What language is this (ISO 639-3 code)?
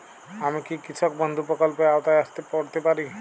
ben